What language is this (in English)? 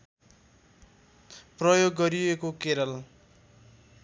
Nepali